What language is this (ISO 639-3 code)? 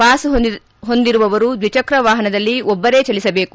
kan